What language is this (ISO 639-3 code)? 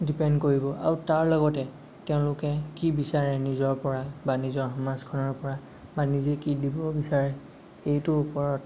asm